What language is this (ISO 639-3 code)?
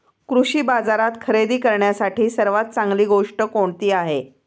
mar